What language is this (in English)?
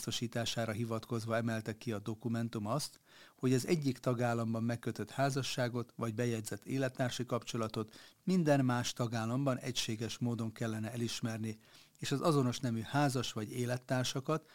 Hungarian